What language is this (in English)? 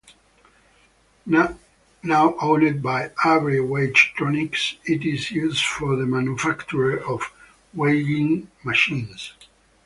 English